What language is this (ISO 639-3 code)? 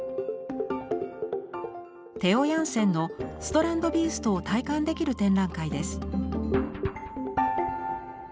jpn